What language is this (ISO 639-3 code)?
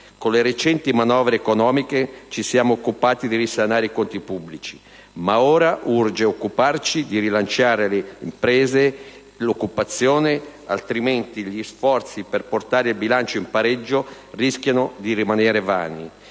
ita